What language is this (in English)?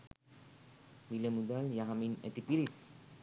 Sinhala